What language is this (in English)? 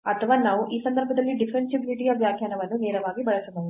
Kannada